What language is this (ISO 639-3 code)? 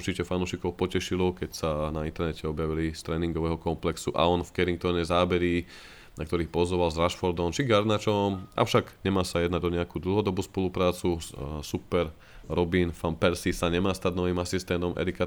slk